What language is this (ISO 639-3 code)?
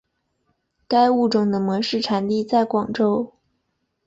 zho